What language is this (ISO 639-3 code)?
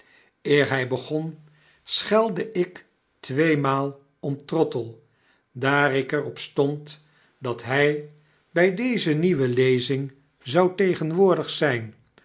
nld